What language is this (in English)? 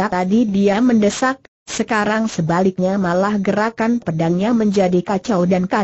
Indonesian